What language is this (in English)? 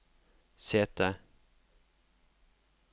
Norwegian